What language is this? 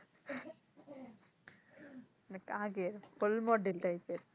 Bangla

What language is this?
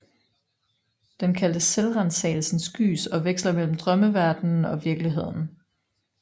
Danish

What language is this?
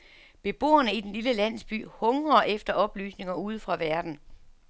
Danish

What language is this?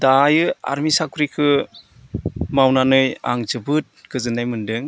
Bodo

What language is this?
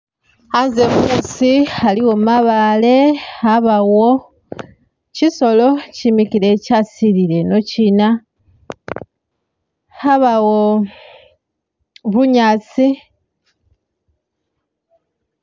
Masaaba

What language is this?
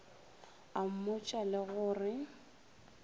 Northern Sotho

